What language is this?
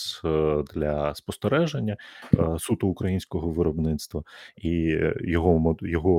Ukrainian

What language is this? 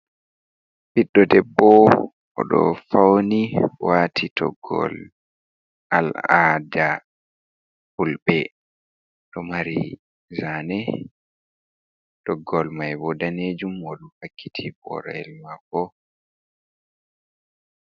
Fula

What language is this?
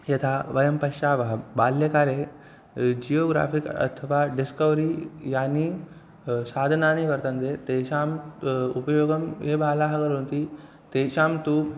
Sanskrit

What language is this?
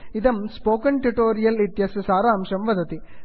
Sanskrit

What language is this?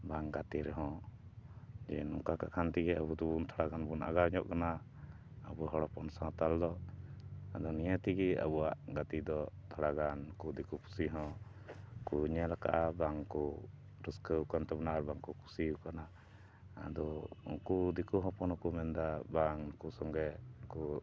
Santali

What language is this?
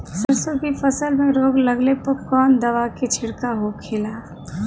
Bhojpuri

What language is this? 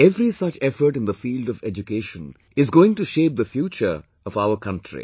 English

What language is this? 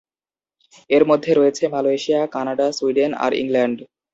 Bangla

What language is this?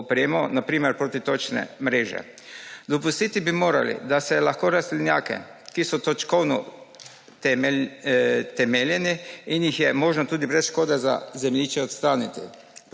Slovenian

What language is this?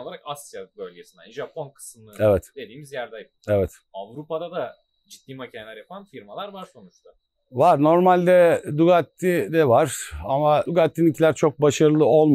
Turkish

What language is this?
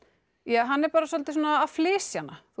Icelandic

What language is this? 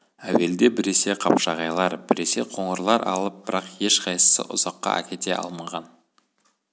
Kazakh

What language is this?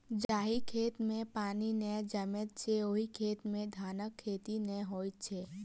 Maithili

